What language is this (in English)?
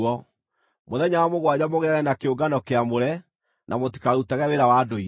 Kikuyu